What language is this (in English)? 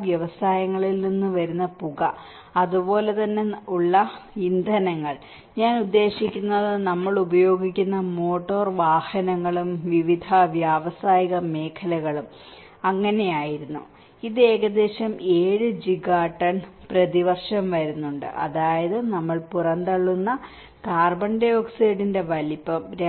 Malayalam